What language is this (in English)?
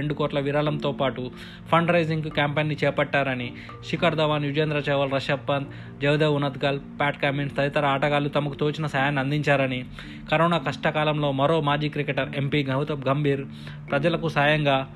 Telugu